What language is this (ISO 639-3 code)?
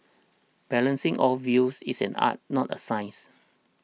eng